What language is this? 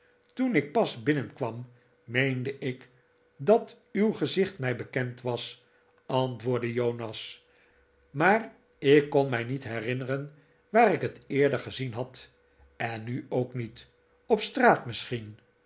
Dutch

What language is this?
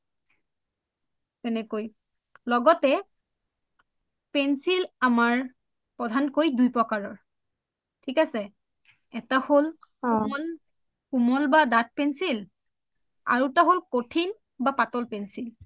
Assamese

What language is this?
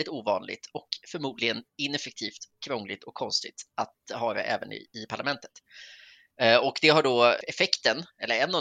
Swedish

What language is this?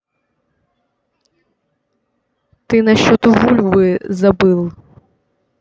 Russian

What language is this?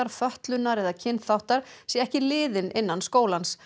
Icelandic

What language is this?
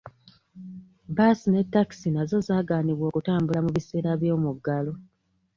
Ganda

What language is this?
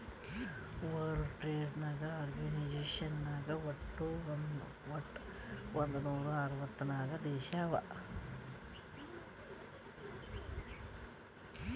Kannada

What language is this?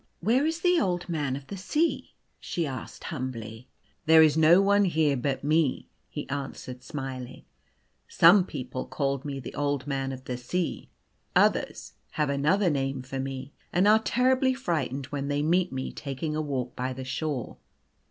English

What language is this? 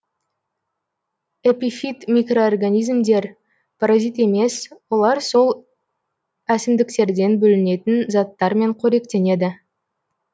Kazakh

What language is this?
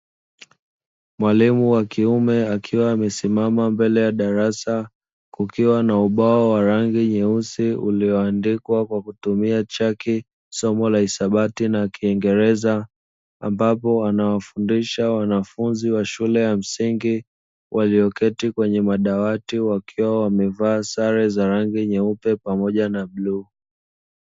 Swahili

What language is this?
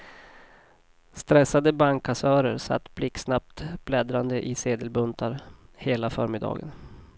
Swedish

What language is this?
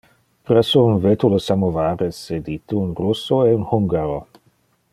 Interlingua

